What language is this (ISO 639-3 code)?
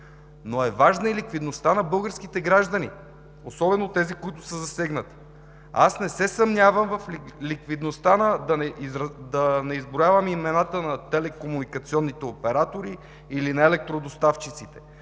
bul